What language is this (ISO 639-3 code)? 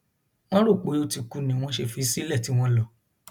yor